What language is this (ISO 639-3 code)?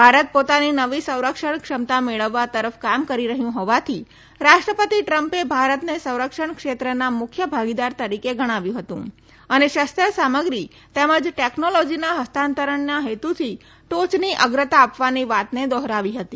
guj